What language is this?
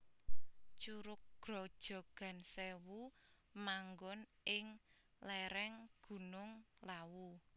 Javanese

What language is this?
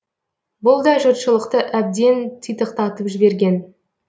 Kazakh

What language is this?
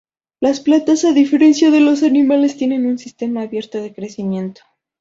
Spanish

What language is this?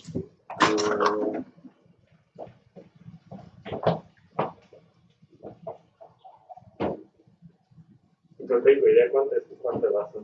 Spanish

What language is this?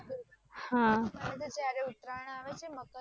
Gujarati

